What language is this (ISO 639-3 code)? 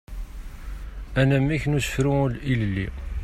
kab